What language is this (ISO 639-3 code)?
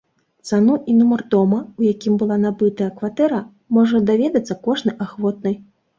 bel